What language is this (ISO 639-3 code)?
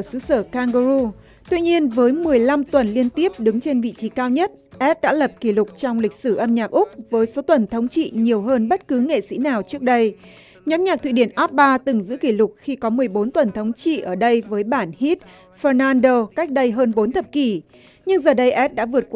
vie